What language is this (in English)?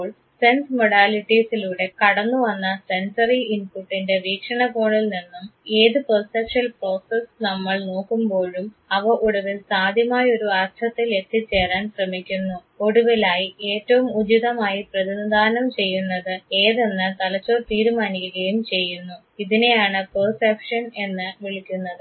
Malayalam